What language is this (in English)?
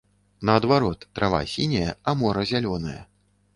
Belarusian